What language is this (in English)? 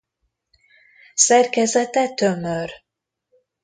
Hungarian